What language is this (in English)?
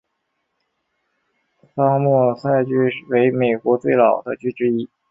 Chinese